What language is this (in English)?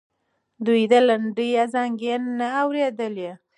Pashto